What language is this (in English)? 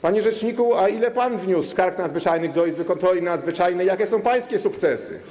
Polish